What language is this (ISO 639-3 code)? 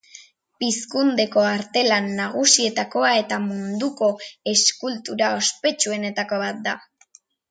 eus